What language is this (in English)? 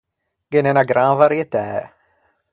Ligurian